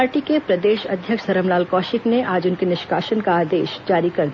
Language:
Hindi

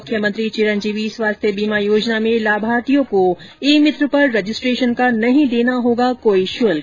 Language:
Hindi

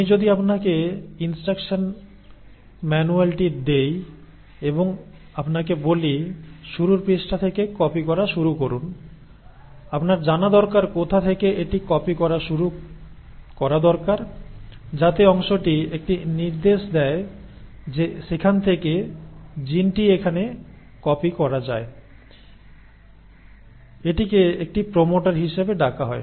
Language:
Bangla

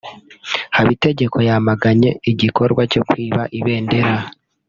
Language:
Kinyarwanda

